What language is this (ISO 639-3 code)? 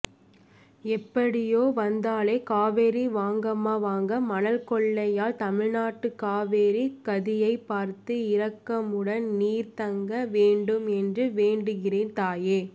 tam